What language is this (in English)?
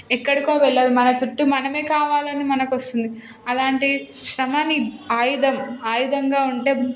Telugu